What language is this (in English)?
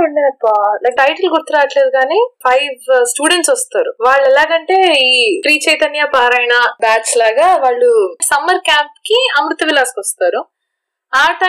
Telugu